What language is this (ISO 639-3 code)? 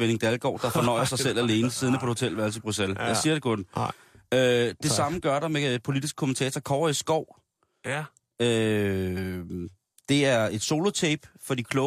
dan